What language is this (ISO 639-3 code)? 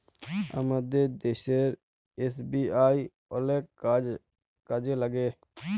ben